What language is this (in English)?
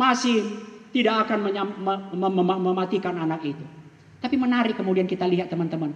Indonesian